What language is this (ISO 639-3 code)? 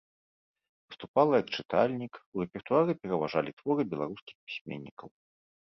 bel